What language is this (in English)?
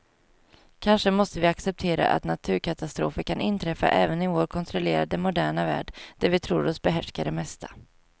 Swedish